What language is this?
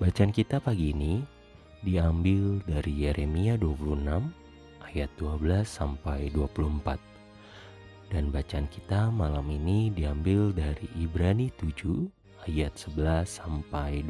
Indonesian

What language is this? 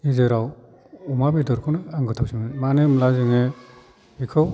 Bodo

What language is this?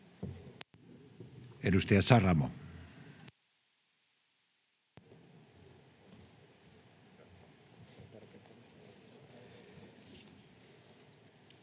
Finnish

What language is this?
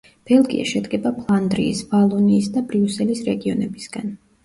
Georgian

